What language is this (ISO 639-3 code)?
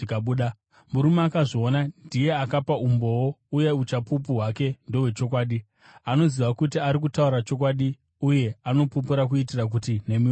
sna